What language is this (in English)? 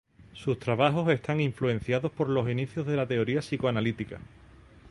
Spanish